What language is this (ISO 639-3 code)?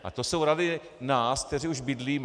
ces